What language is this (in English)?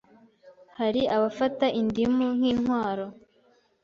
Kinyarwanda